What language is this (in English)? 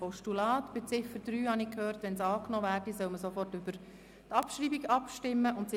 Swiss German